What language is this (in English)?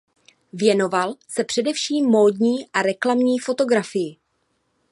Czech